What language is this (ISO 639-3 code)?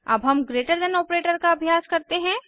hin